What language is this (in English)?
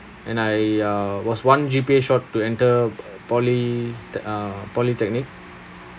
English